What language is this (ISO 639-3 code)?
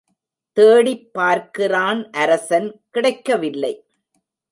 tam